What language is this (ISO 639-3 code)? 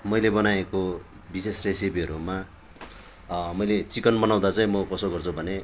nep